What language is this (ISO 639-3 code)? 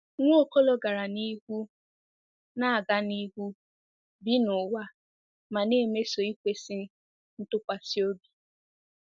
ibo